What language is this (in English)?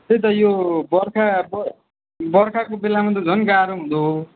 Nepali